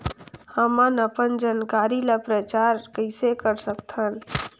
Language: Chhattisgarhi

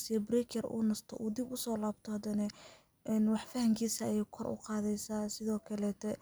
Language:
Somali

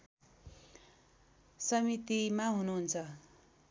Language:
Nepali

